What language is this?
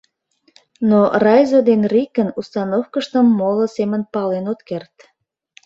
Mari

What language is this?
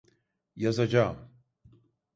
Turkish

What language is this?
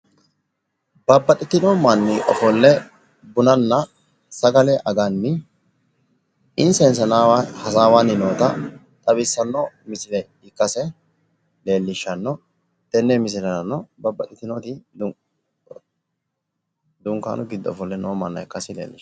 Sidamo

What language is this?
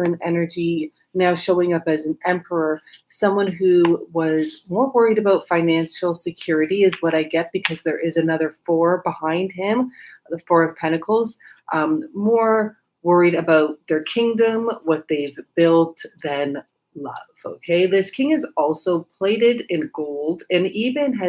English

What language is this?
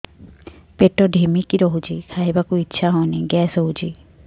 Odia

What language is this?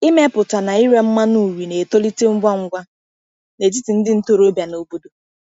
Igbo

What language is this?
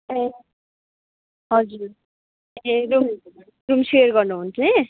Nepali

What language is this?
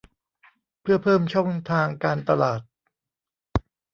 Thai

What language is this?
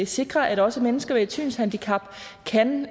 Danish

